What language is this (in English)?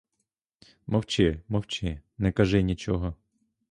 Ukrainian